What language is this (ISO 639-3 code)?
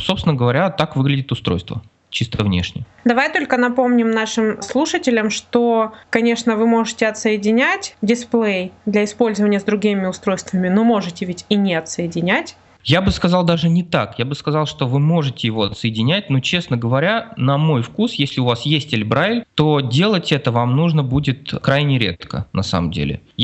rus